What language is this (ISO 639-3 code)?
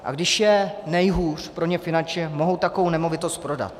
ces